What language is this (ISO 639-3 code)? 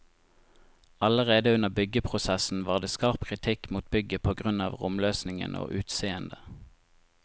nor